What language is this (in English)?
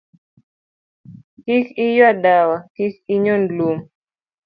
Luo (Kenya and Tanzania)